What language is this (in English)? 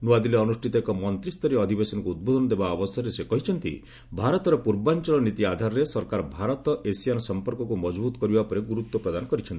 Odia